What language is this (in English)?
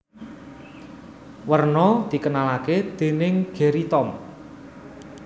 Javanese